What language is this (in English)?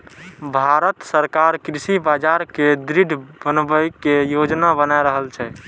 Maithili